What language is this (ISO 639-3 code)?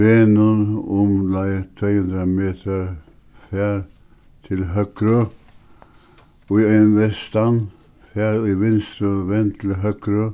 fao